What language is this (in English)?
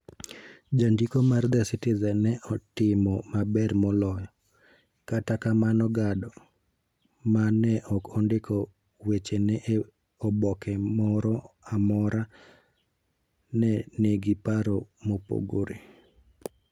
Luo (Kenya and Tanzania)